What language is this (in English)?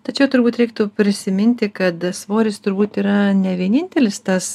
Lithuanian